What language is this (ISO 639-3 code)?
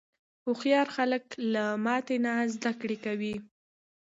pus